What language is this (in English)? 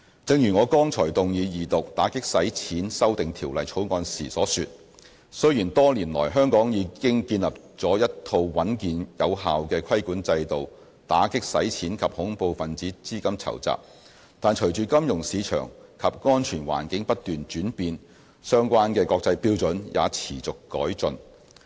Cantonese